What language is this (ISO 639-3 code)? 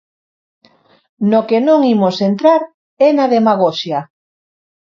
glg